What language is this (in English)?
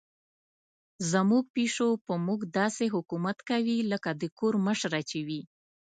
Pashto